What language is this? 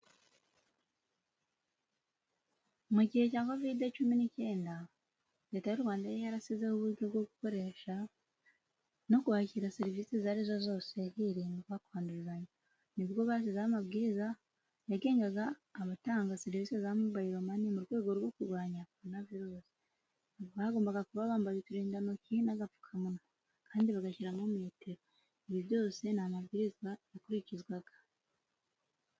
Kinyarwanda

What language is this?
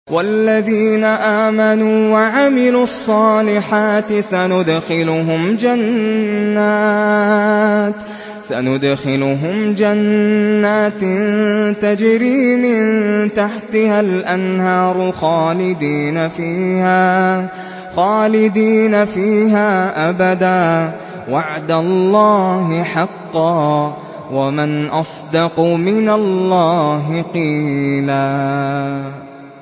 Arabic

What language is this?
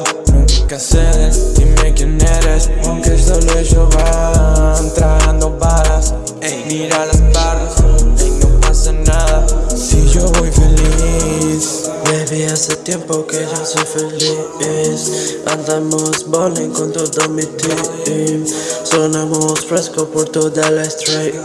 Italian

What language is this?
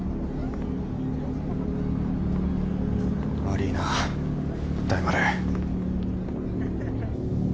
Japanese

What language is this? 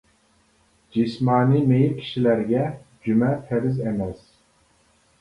Uyghur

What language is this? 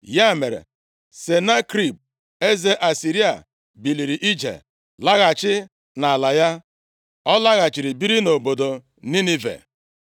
Igbo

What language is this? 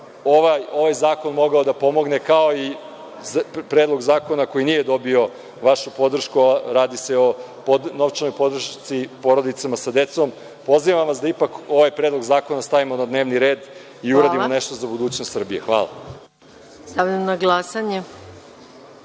Serbian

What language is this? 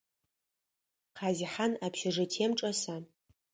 Adyghe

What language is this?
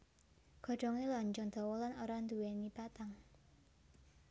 Javanese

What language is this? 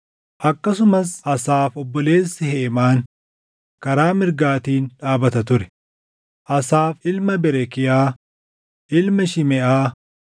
Oromo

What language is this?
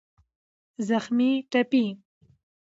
Pashto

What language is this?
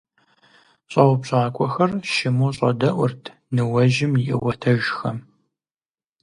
Kabardian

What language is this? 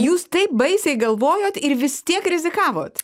Lithuanian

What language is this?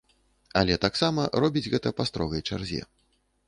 Belarusian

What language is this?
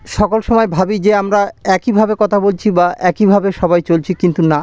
Bangla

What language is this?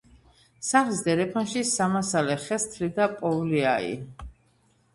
Georgian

